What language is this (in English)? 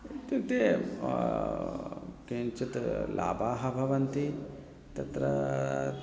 Sanskrit